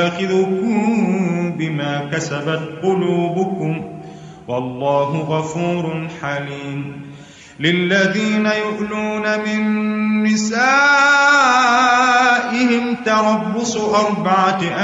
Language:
Arabic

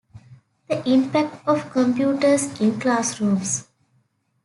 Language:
English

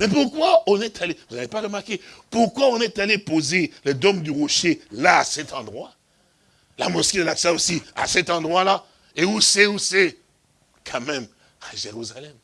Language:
French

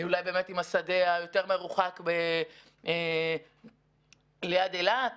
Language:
Hebrew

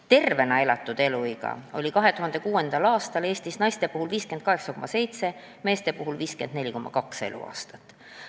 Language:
Estonian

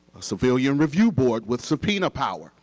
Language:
English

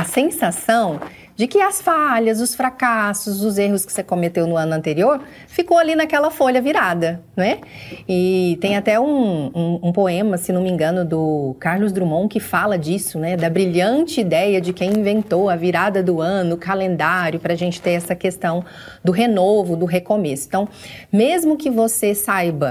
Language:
Portuguese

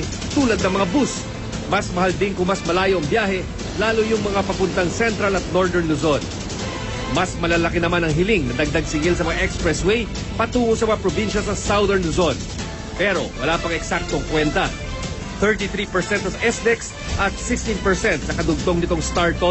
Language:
Filipino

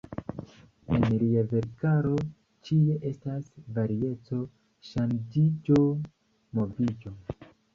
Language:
Esperanto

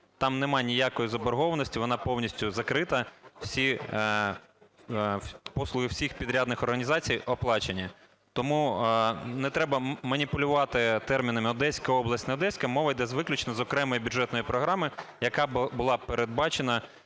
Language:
Ukrainian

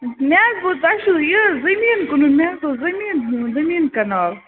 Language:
Kashmiri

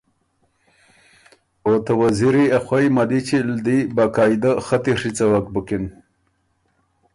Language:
Ormuri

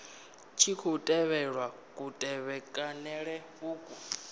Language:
Venda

